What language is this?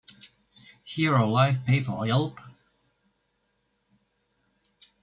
English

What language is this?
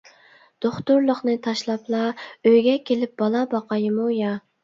Uyghur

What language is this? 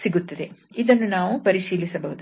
Kannada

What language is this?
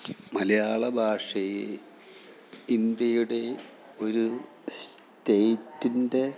Malayalam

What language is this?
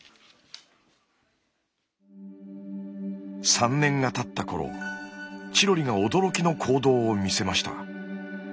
Japanese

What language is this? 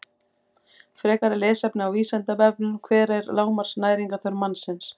Icelandic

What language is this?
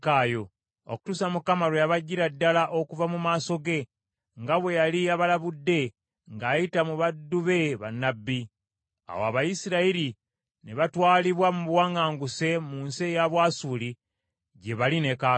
Ganda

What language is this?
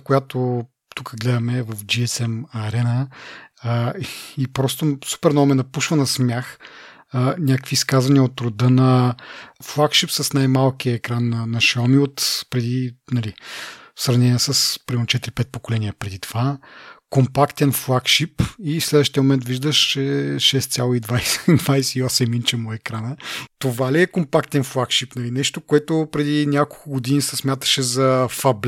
Bulgarian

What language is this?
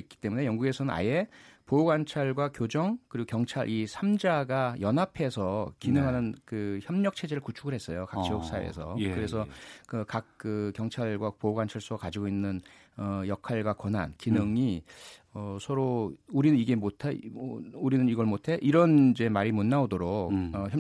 Korean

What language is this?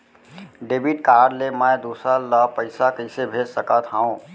Chhattisgarhi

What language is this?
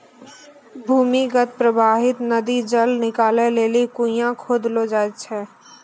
Maithili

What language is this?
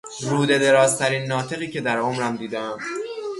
Persian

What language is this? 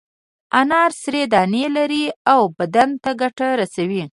Pashto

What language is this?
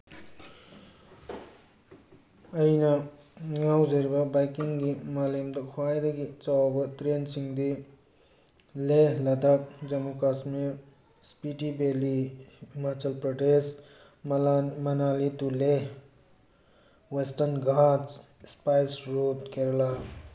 Manipuri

